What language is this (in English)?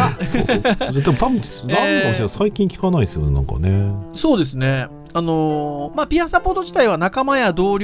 Japanese